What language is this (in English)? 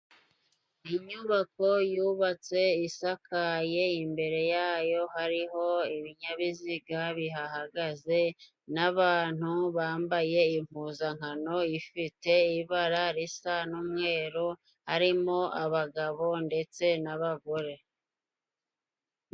Kinyarwanda